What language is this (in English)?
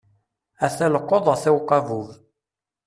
Kabyle